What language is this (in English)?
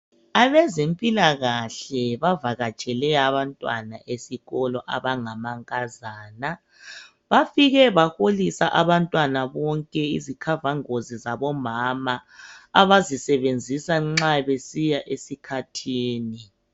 North Ndebele